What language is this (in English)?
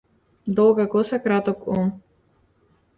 Macedonian